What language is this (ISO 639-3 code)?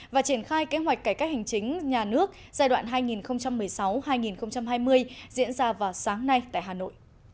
vie